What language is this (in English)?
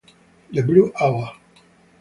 Italian